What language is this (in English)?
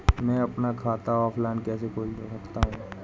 Hindi